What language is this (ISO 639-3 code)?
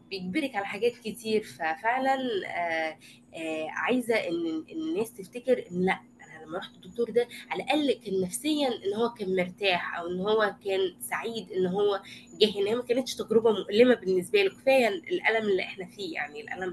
ara